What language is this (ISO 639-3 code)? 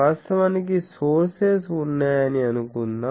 tel